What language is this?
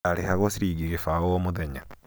Kikuyu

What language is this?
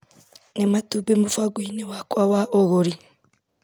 Kikuyu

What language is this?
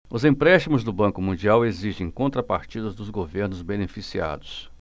Portuguese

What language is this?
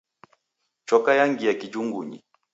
Taita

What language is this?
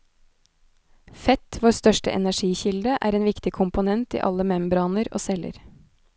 Norwegian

